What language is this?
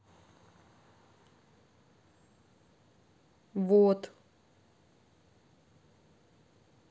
Russian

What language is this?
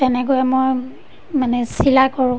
Assamese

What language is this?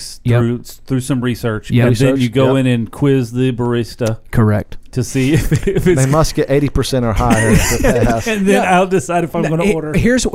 English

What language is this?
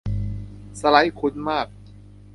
Thai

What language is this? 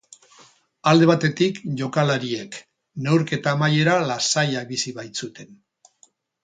Basque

